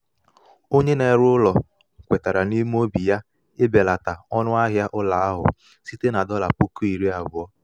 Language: Igbo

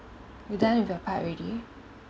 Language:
English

